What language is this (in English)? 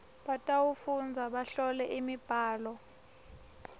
Swati